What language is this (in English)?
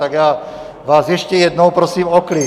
Czech